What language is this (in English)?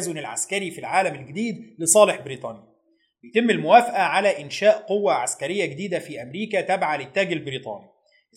Arabic